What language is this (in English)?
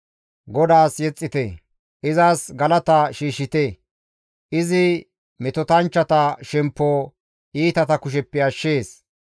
Gamo